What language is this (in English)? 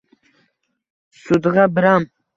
Uzbek